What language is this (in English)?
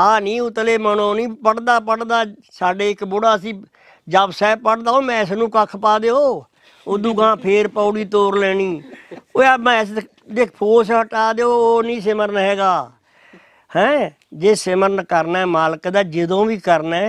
Punjabi